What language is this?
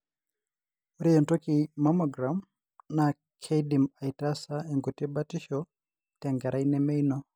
Masai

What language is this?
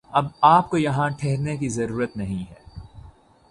Urdu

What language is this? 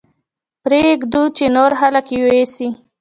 Pashto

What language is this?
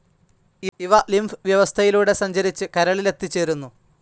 Malayalam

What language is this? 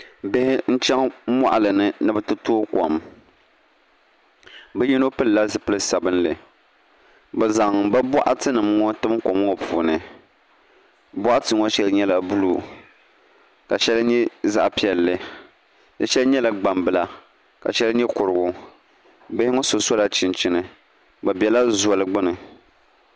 Dagbani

